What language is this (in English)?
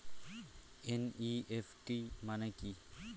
Bangla